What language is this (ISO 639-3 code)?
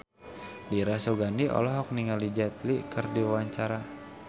sun